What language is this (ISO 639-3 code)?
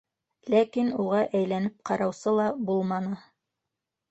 bak